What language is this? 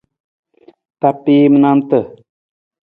Nawdm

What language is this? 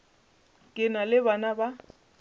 Northern Sotho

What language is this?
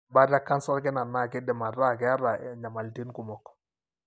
Masai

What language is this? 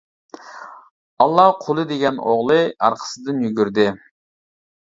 Uyghur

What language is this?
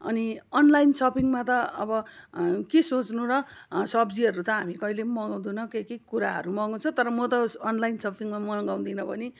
Nepali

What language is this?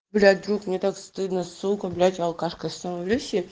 Russian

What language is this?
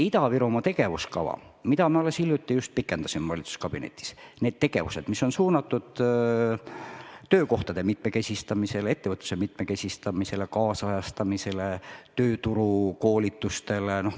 Estonian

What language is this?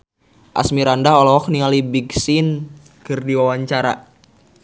Sundanese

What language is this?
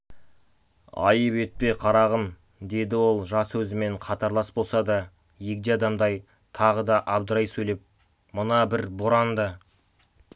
Kazakh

